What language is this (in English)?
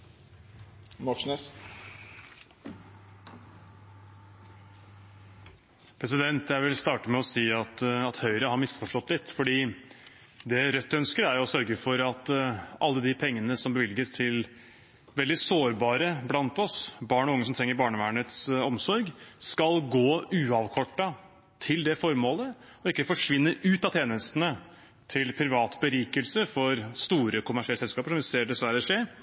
Norwegian Bokmål